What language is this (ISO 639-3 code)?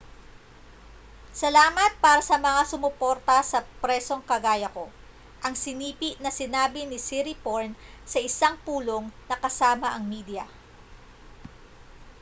fil